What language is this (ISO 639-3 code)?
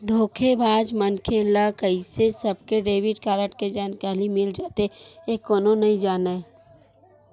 hne